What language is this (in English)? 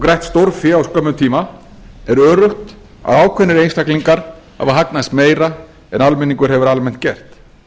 Icelandic